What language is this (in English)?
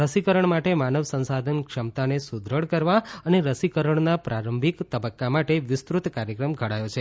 Gujarati